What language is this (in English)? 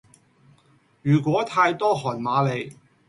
Cantonese